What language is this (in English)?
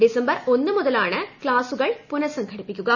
Malayalam